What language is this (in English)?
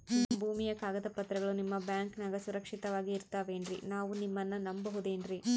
Kannada